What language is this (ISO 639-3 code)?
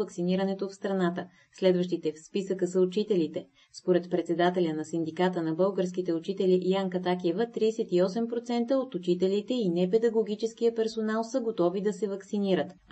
bul